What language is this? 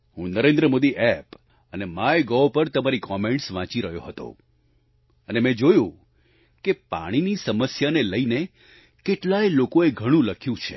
Gujarati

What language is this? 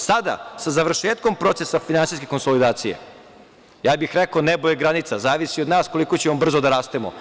Serbian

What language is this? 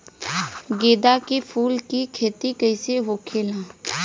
Bhojpuri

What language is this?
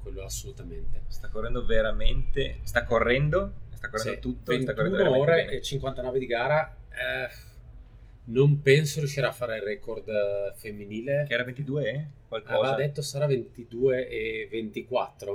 Italian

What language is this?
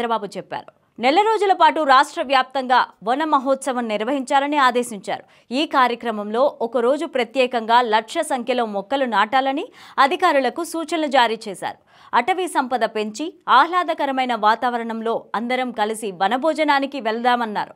Telugu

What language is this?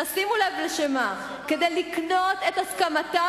Hebrew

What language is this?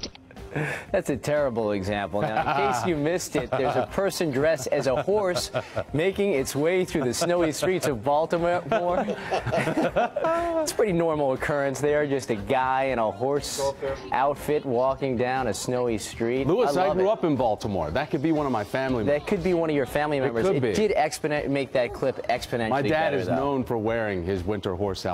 English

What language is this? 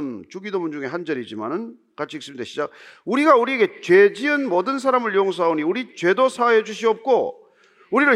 Korean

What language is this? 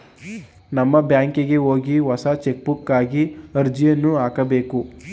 Kannada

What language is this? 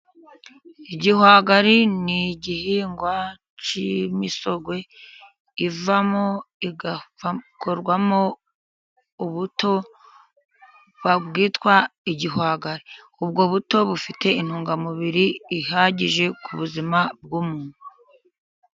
Kinyarwanda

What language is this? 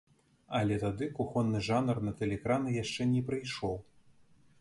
Belarusian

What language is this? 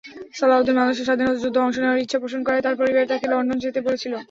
Bangla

